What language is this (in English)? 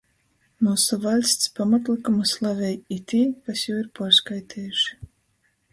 Latgalian